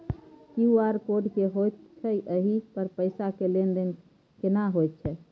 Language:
Maithili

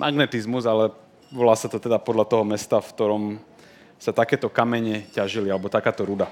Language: Slovak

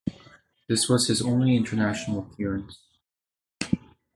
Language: English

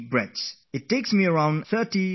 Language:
English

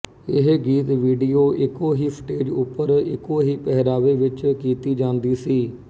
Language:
Punjabi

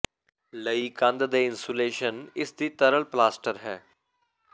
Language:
Punjabi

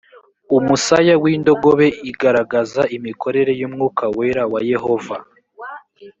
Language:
Kinyarwanda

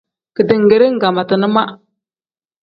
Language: Tem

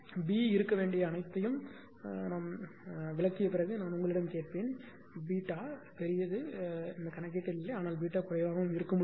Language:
Tamil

